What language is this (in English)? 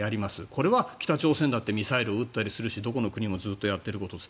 Japanese